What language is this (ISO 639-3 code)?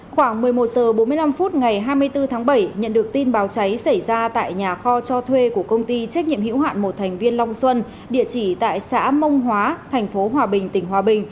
vie